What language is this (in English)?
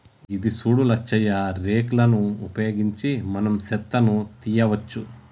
Telugu